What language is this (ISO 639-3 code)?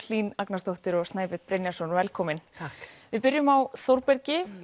isl